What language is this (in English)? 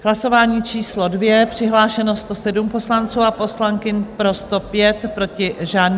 Czech